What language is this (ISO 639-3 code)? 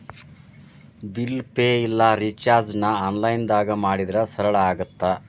kan